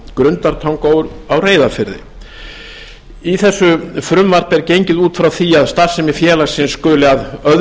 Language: Icelandic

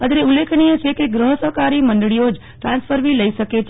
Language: Gujarati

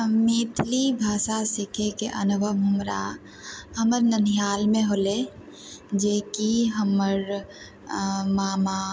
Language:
Maithili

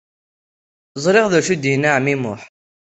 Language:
Kabyle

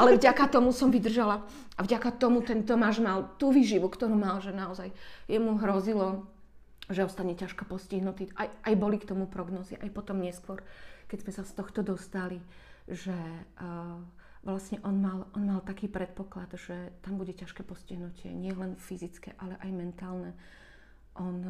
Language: Slovak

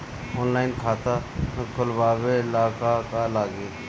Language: Bhojpuri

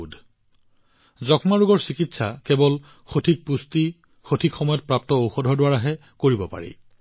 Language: Assamese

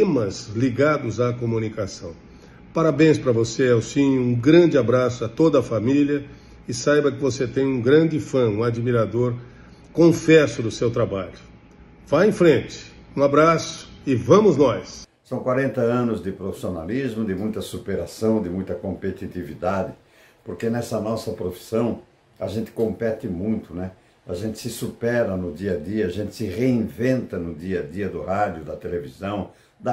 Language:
Portuguese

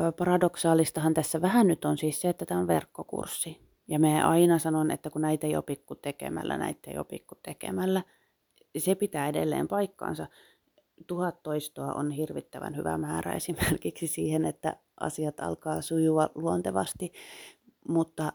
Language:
Finnish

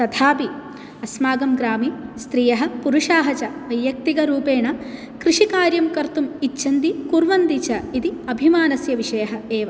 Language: Sanskrit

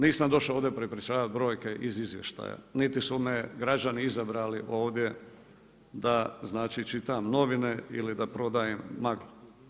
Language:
Croatian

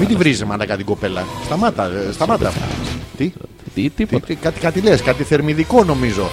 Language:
Greek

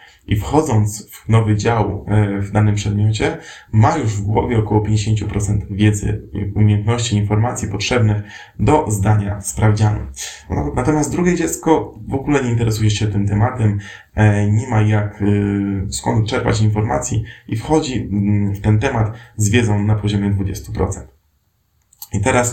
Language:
Polish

